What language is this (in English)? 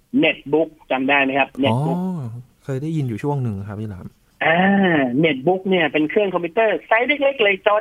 Thai